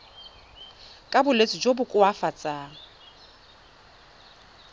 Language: Tswana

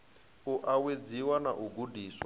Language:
Venda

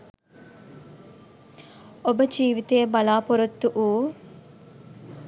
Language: Sinhala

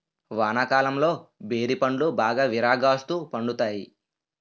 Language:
Telugu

